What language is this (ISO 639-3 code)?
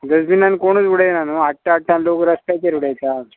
kok